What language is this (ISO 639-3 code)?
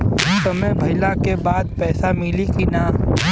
bho